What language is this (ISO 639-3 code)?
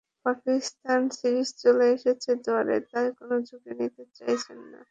ben